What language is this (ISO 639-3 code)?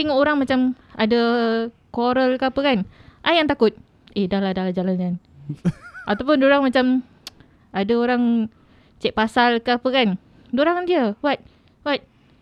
msa